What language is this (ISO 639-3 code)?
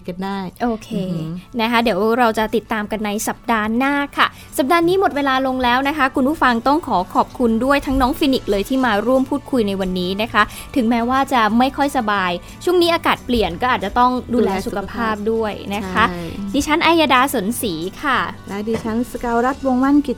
tha